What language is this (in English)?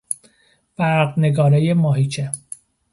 Persian